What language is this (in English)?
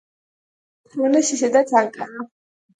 Georgian